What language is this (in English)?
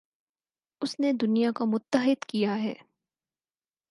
Urdu